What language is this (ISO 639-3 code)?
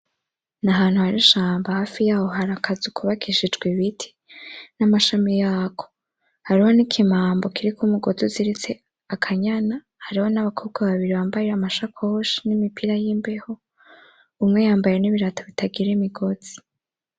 run